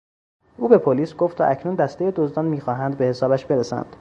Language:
Persian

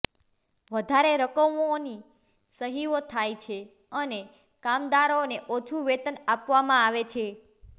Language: Gujarati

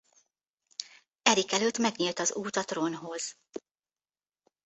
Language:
Hungarian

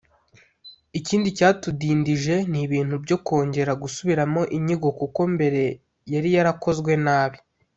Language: Kinyarwanda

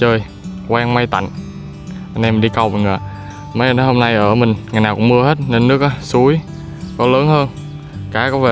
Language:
Vietnamese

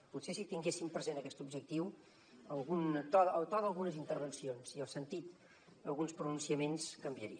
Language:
Catalan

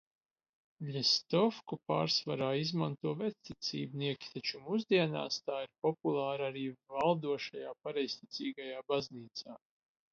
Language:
Latvian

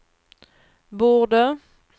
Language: Swedish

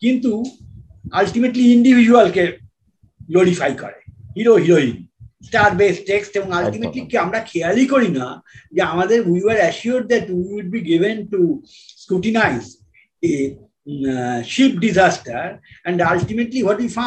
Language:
Bangla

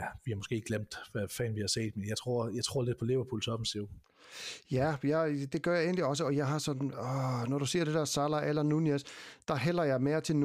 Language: Danish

